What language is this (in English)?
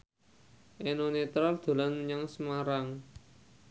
Javanese